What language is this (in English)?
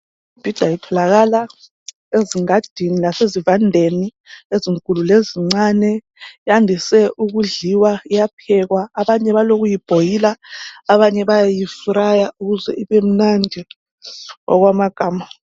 North Ndebele